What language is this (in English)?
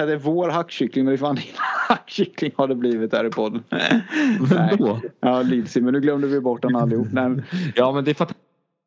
Swedish